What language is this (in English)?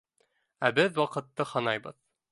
Bashkir